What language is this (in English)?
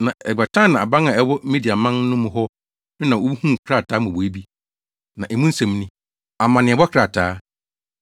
Akan